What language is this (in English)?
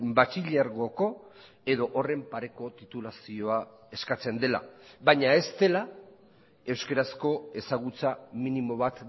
Basque